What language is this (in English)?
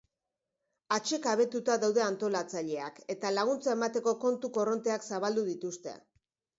Basque